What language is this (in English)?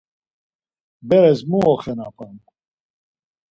Laz